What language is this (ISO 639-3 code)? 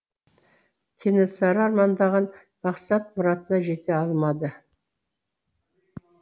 kaz